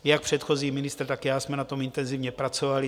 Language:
Czech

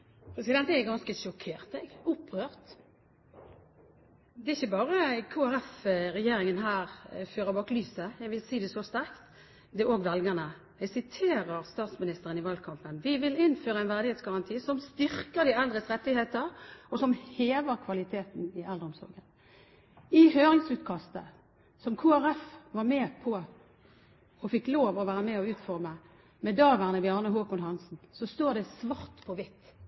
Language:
Norwegian Bokmål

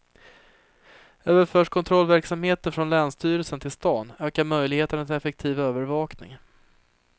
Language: Swedish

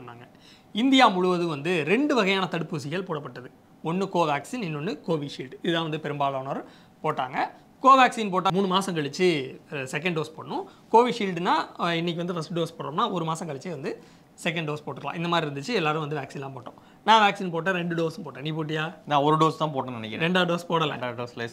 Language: Korean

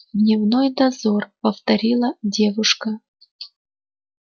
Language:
Russian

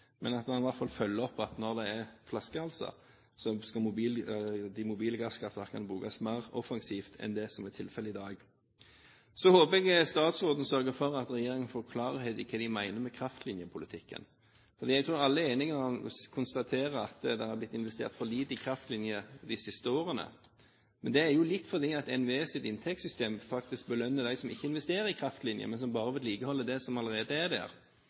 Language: Norwegian Bokmål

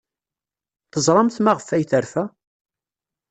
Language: Kabyle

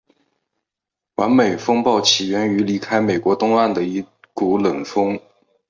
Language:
Chinese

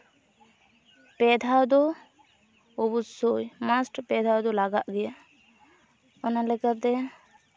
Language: Santali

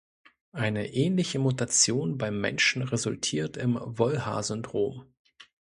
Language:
German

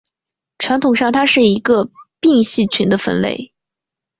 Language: Chinese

